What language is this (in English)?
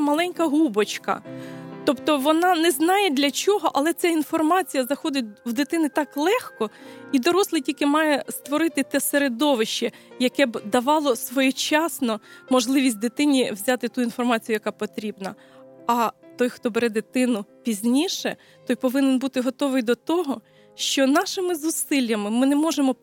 Ukrainian